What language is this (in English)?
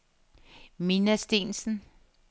Danish